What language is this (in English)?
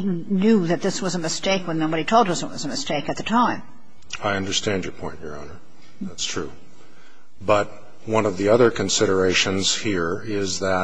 English